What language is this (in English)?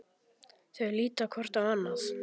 Icelandic